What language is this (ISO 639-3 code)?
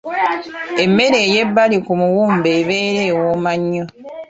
lug